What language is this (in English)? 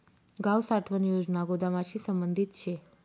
Marathi